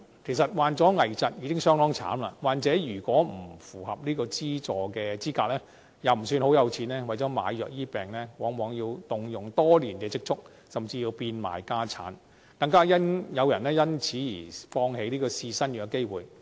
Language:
Cantonese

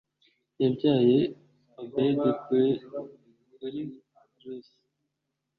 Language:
Kinyarwanda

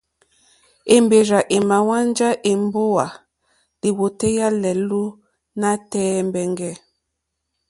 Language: Mokpwe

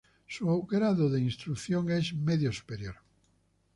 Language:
Spanish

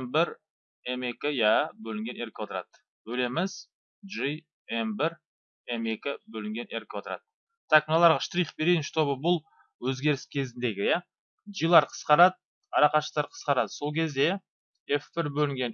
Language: Turkish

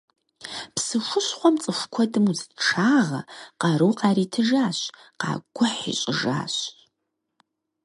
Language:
Kabardian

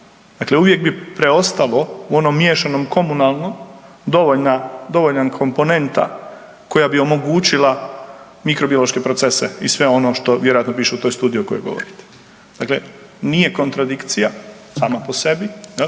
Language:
Croatian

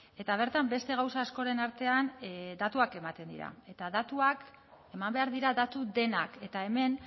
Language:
Basque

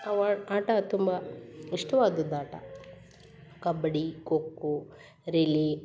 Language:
Kannada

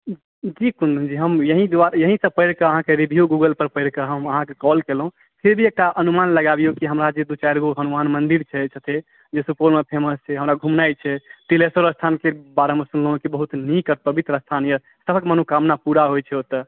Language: Maithili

